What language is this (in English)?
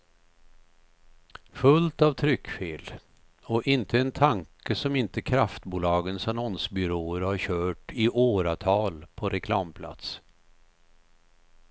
Swedish